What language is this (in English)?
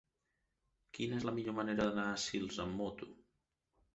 Catalan